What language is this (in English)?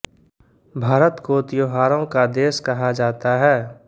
Hindi